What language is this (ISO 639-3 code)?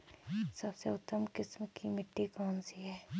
hin